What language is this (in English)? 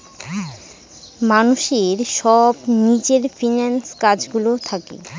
Bangla